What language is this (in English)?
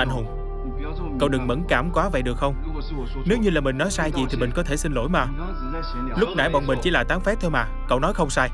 Vietnamese